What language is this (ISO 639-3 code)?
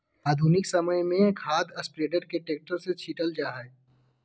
mag